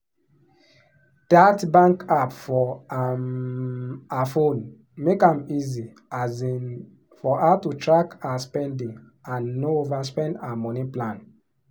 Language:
Nigerian Pidgin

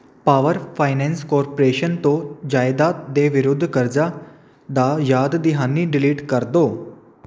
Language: Punjabi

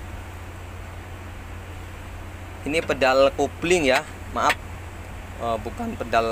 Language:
Indonesian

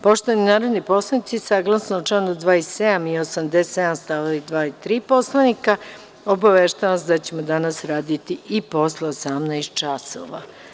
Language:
Serbian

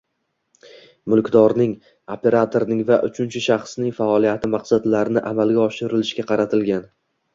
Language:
Uzbek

